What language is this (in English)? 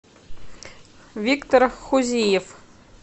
Russian